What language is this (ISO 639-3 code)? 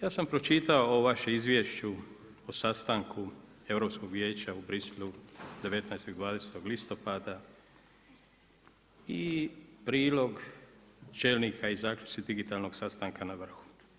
hrv